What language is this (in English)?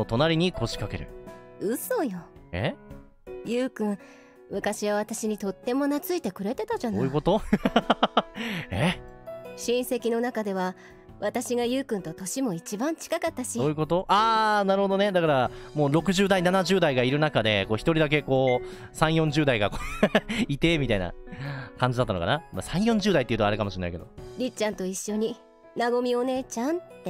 Japanese